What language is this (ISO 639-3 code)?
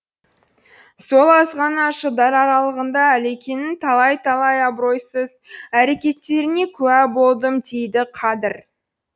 kaz